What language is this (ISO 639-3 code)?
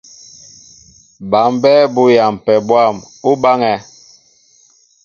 mbo